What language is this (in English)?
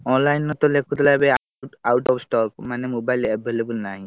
Odia